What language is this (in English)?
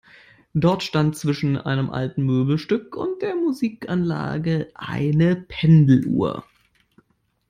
German